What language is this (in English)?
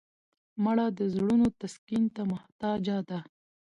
Pashto